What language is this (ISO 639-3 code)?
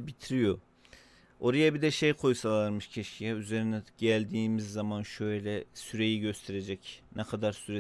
tur